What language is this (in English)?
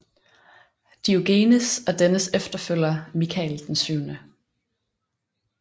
Danish